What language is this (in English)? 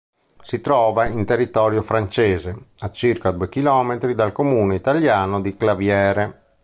Italian